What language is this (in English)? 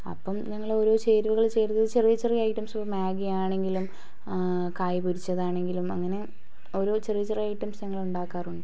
Malayalam